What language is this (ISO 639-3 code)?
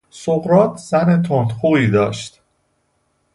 fas